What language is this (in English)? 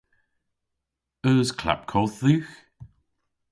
Cornish